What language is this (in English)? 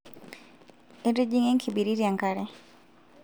Masai